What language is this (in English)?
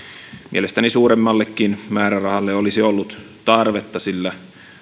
Finnish